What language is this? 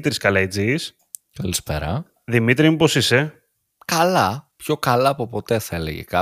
Greek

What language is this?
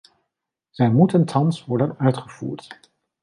Dutch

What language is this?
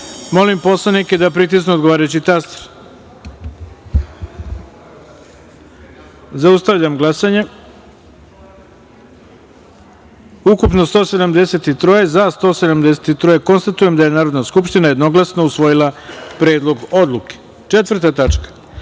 Serbian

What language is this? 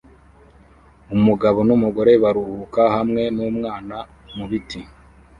Kinyarwanda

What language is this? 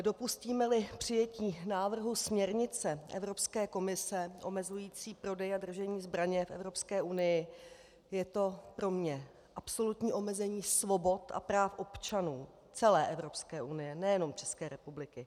Czech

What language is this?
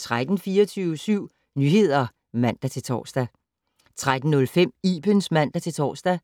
Danish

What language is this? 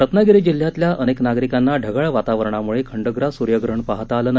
Marathi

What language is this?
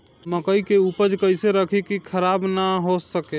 Bhojpuri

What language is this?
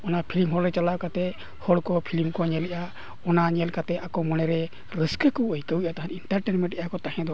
Santali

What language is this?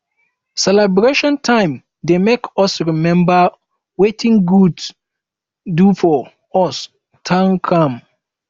Nigerian Pidgin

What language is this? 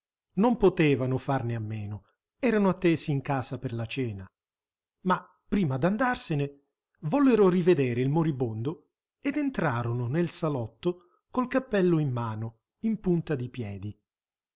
Italian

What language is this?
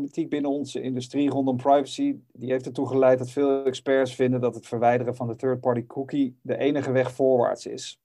Dutch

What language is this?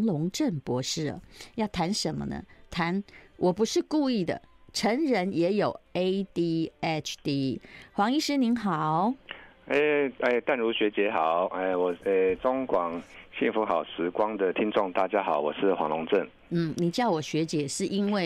Chinese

